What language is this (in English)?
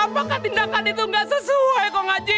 Indonesian